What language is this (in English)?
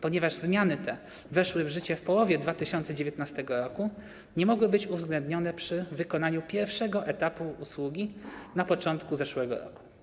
Polish